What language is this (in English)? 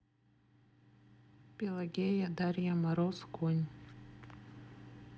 Russian